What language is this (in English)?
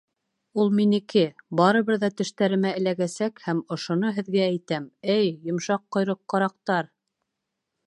Bashkir